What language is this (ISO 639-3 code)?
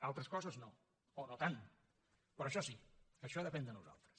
cat